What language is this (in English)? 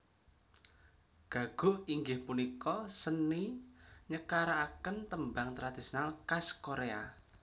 Javanese